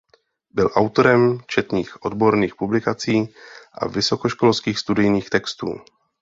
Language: Czech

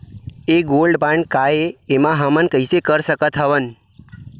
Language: Chhattisgarhi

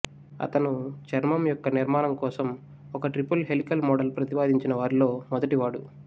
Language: Telugu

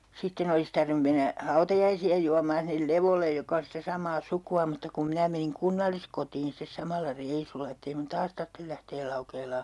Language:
Finnish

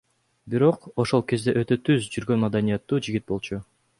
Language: Kyrgyz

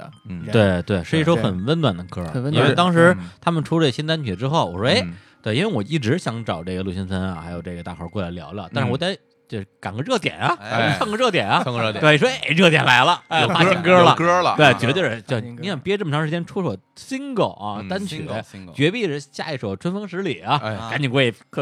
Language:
Chinese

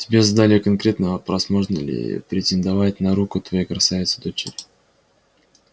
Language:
Russian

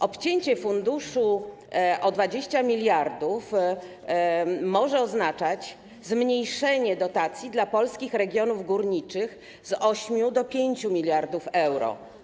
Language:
Polish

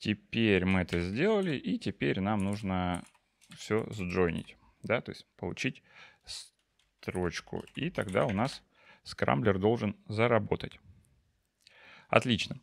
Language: Russian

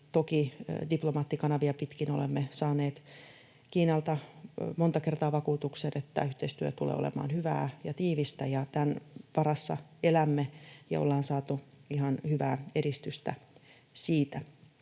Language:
Finnish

